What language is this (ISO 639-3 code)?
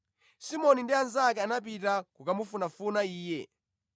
nya